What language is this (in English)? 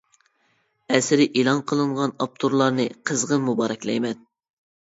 Uyghur